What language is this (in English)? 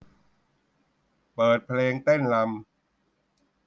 Thai